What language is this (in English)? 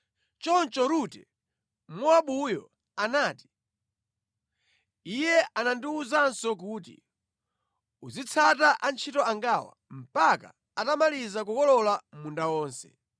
Nyanja